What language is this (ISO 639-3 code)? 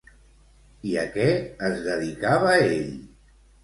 cat